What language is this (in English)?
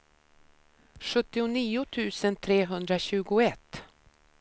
Swedish